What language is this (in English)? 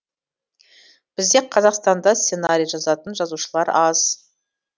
Kazakh